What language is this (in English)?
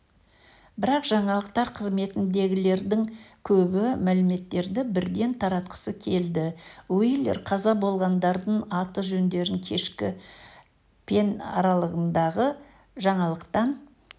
Kazakh